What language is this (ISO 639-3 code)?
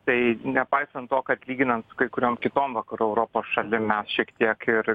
lit